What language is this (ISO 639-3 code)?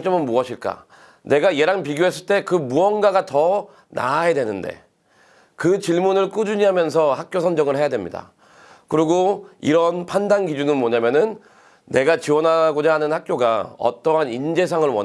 kor